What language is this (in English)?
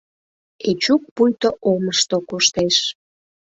Mari